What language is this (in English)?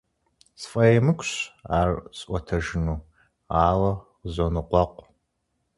Kabardian